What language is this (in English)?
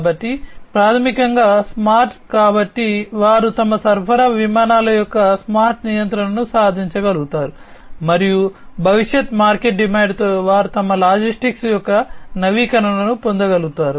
Telugu